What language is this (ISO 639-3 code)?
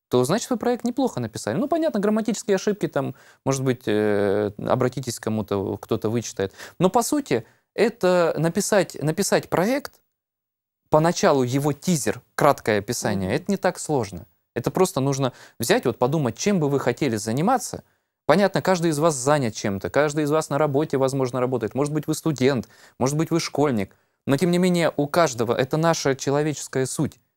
rus